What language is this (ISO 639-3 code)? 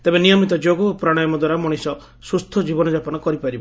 ori